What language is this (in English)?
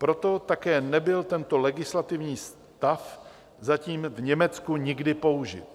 Czech